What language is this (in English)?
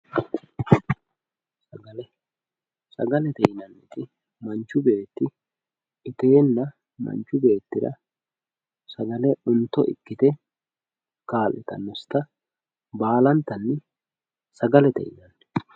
Sidamo